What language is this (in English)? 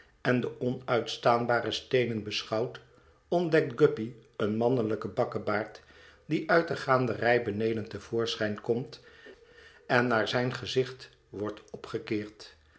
Dutch